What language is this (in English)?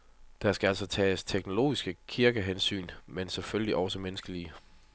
Danish